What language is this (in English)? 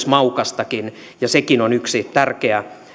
Finnish